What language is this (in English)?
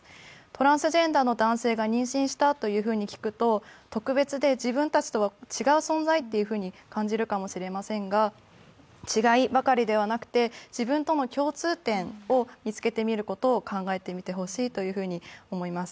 Japanese